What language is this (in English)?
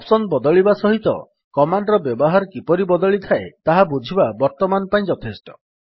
Odia